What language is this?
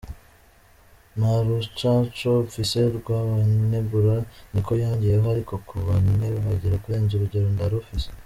Kinyarwanda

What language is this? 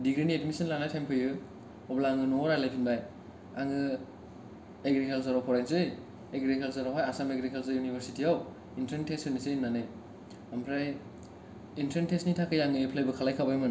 Bodo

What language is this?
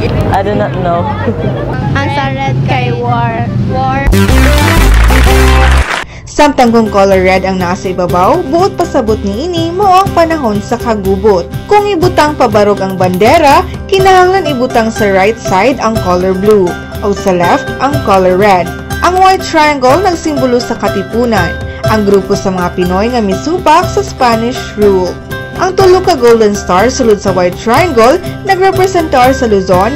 Filipino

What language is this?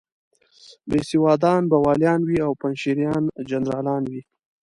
Pashto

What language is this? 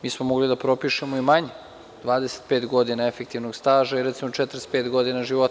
Serbian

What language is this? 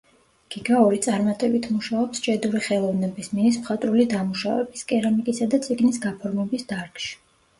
Georgian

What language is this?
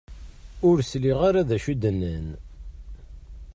Kabyle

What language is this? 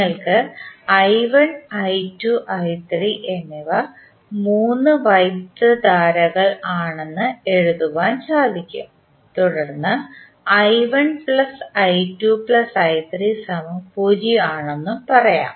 Malayalam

